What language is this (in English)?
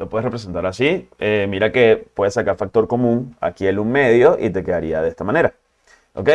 Spanish